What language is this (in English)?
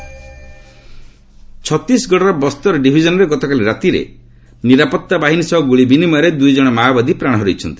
Odia